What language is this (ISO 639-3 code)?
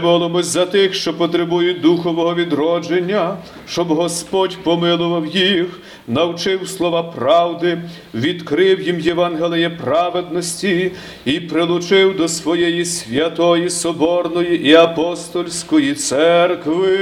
ukr